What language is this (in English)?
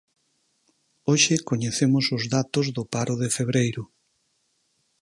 Galician